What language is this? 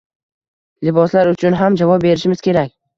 Uzbek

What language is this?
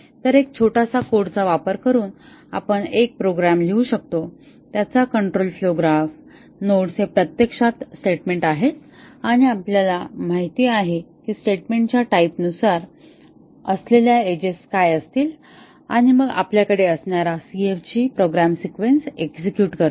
Marathi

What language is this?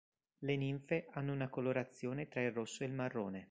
Italian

